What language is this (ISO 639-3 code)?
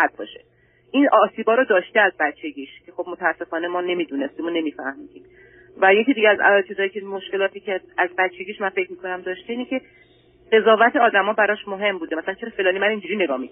fas